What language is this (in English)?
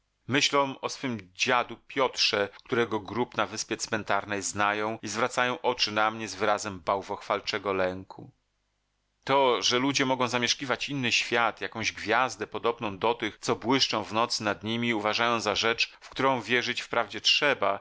Polish